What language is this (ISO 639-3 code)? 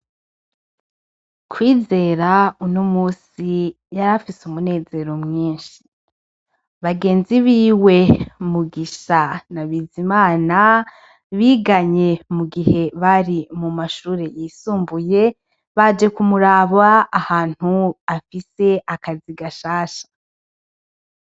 run